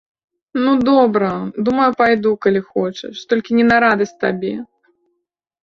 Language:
Belarusian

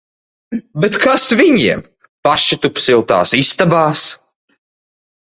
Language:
Latvian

